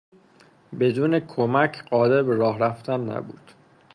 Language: Persian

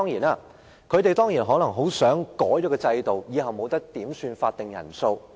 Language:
Cantonese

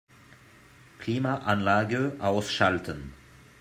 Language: German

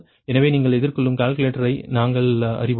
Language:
Tamil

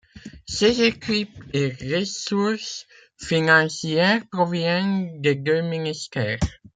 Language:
French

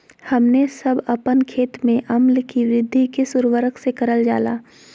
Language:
Magahi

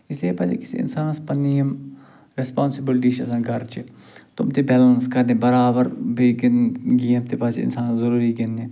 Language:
Kashmiri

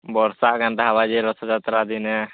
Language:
Odia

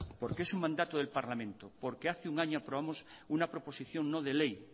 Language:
Spanish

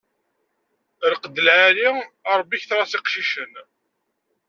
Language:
Kabyle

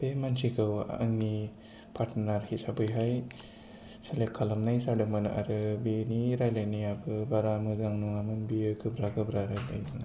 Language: Bodo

